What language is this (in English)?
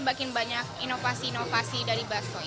Indonesian